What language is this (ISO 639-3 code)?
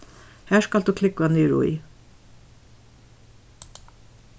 fao